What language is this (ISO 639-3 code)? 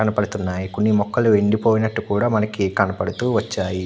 tel